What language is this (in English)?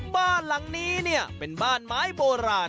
Thai